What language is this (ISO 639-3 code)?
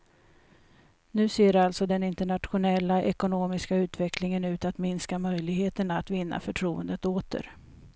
swe